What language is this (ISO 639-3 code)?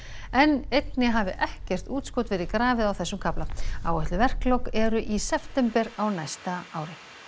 isl